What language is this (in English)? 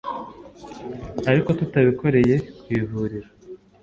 Kinyarwanda